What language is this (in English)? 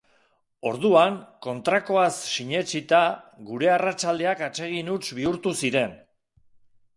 Basque